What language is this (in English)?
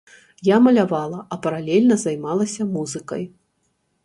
Belarusian